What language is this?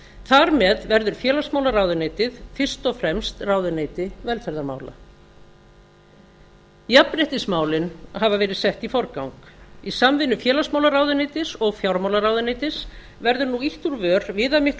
Icelandic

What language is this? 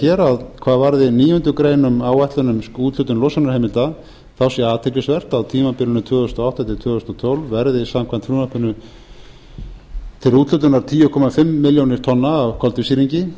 Icelandic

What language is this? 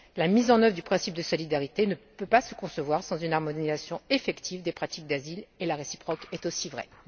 French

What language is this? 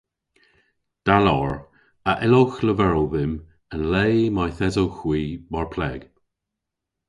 Cornish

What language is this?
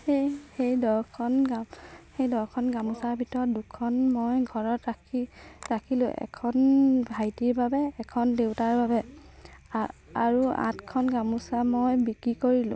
Assamese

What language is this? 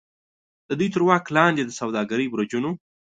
Pashto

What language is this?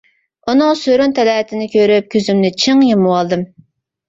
Uyghur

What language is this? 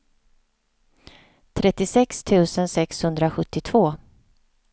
Swedish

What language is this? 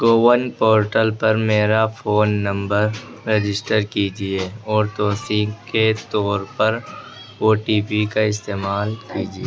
Urdu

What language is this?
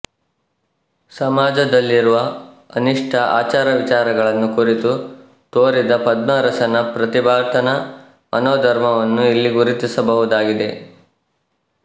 Kannada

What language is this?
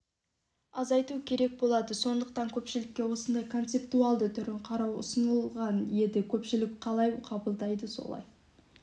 Kazakh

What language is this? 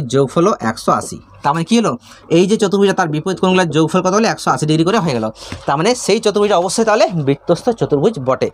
Hindi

